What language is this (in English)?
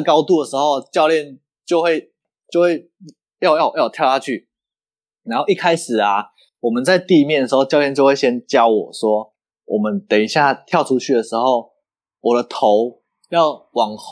Chinese